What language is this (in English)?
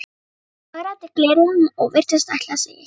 Icelandic